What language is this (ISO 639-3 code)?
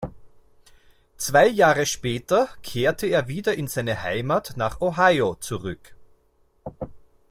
deu